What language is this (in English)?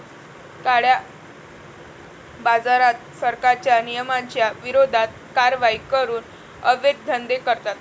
Marathi